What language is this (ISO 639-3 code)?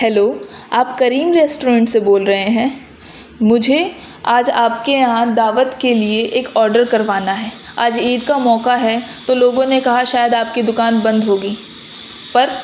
urd